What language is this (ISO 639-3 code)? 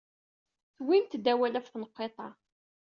kab